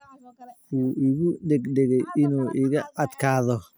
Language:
Somali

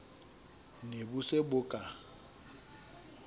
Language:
Southern Sotho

